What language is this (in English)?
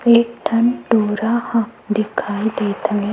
Chhattisgarhi